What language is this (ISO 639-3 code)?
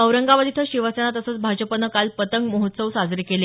mar